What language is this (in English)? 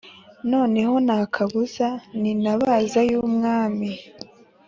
Kinyarwanda